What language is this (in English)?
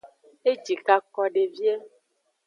Aja (Benin)